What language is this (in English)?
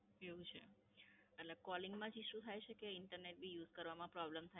Gujarati